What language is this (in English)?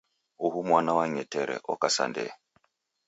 Taita